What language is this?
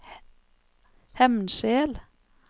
Norwegian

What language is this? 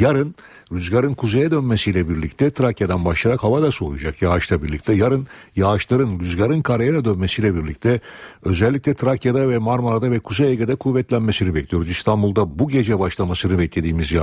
Turkish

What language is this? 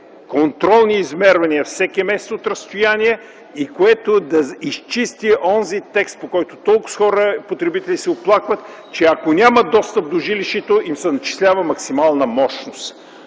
Bulgarian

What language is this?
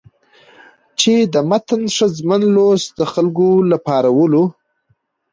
Pashto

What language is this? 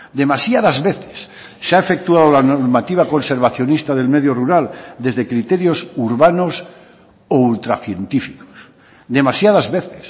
Spanish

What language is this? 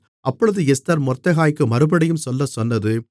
Tamil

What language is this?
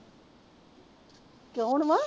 Punjabi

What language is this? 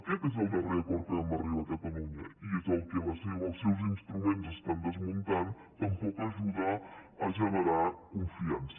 Catalan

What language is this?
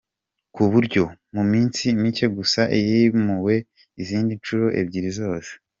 Kinyarwanda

